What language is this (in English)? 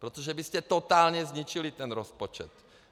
Czech